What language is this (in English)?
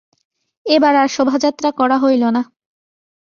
Bangla